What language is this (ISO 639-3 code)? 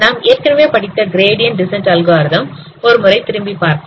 tam